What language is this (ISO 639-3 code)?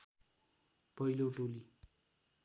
nep